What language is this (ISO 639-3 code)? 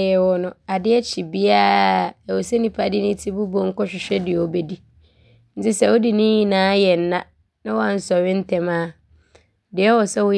abr